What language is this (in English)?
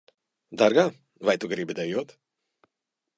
Latvian